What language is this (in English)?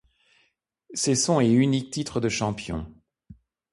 French